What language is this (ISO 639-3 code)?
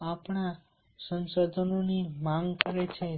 guj